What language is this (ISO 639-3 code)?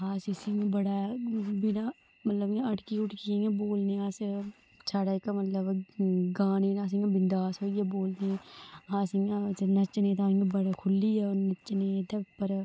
doi